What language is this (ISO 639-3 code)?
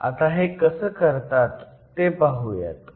mar